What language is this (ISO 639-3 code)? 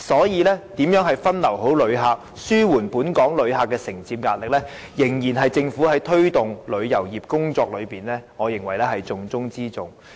yue